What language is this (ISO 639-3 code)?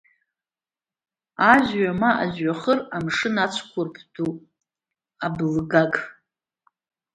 abk